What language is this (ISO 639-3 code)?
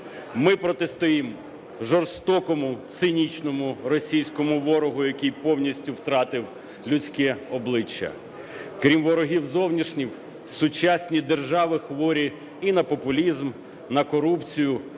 ukr